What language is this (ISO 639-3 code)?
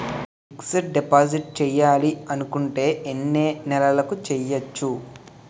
tel